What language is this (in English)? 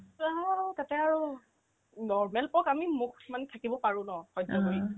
Assamese